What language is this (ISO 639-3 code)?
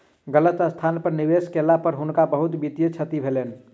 mai